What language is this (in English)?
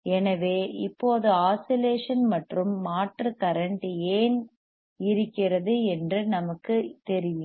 Tamil